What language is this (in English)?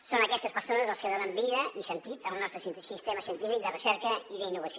Catalan